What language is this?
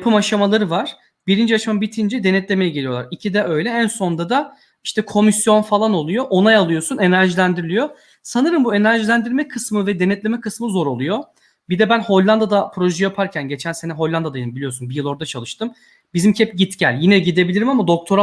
Turkish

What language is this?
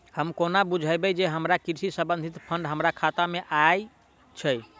Maithili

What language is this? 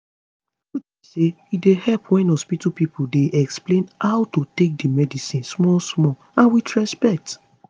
Nigerian Pidgin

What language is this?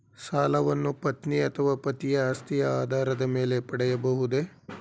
Kannada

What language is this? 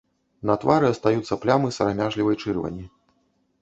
Belarusian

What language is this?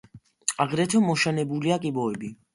Georgian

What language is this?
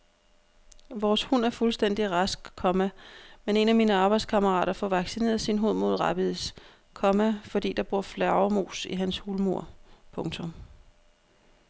Danish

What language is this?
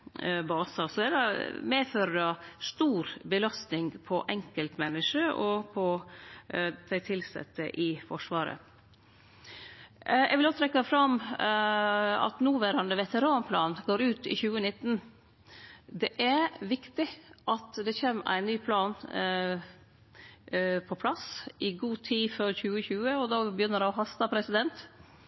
Norwegian Nynorsk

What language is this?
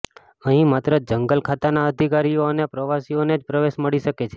Gujarati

